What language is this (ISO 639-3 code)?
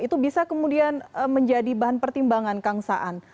ind